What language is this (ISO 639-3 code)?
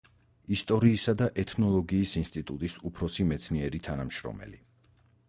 kat